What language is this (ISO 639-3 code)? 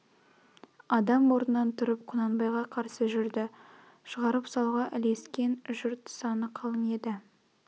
kaz